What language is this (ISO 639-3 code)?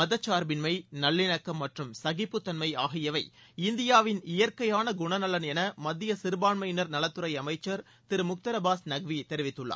tam